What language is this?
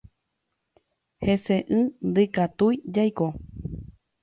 Guarani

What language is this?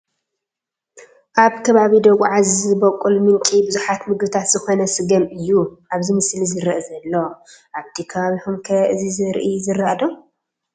Tigrinya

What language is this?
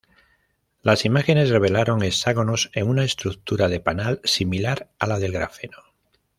Spanish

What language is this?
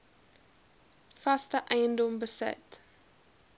Afrikaans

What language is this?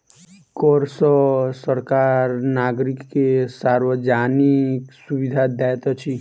Maithili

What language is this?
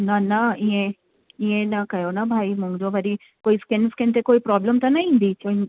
Sindhi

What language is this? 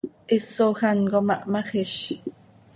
Seri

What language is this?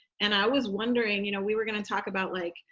English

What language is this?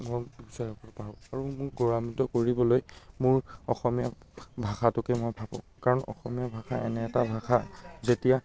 Assamese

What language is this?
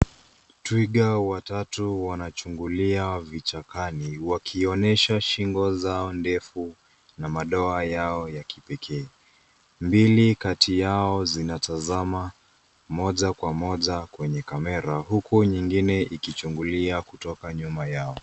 Swahili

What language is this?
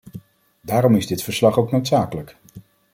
Dutch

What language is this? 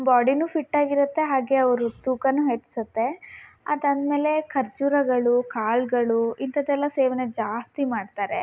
Kannada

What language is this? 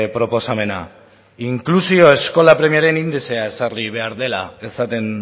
Basque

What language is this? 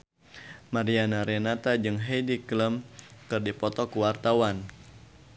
Sundanese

